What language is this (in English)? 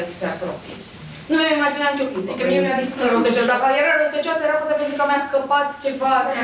Romanian